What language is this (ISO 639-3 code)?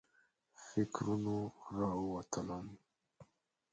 pus